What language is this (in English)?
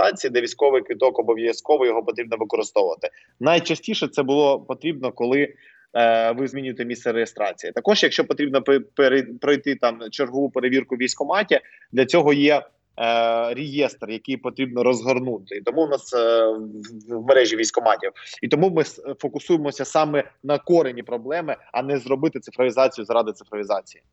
Ukrainian